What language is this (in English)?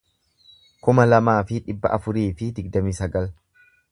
Oromo